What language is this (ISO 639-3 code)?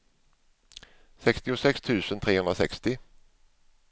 swe